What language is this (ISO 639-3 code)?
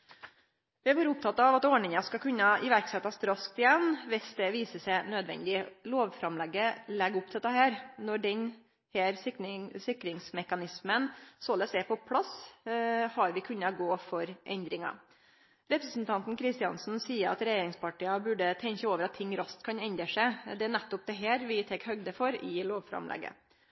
nno